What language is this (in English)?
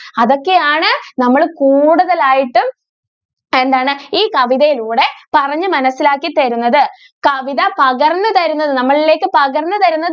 Malayalam